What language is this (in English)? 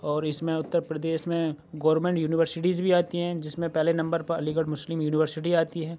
Urdu